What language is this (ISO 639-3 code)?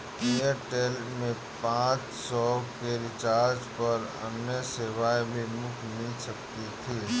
hin